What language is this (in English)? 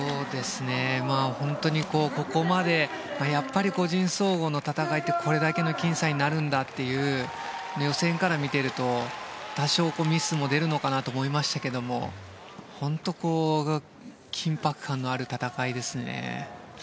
Japanese